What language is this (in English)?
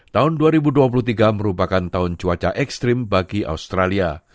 Indonesian